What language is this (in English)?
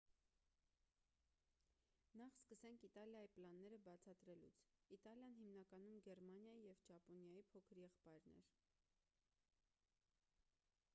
Armenian